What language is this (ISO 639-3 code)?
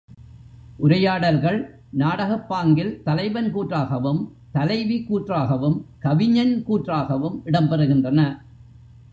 tam